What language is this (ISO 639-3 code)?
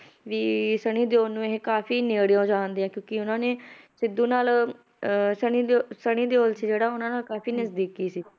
pan